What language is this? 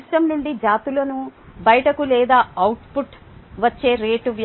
Telugu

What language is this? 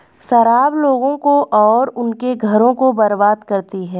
Hindi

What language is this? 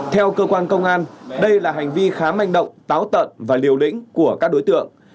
Vietnamese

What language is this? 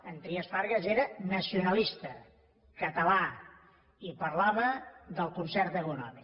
Catalan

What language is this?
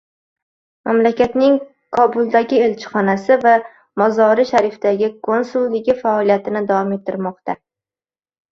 Uzbek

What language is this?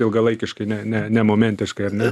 Lithuanian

